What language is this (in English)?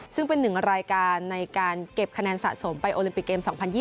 Thai